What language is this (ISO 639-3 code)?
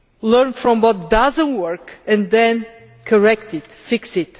eng